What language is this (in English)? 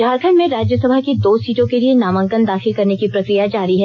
Hindi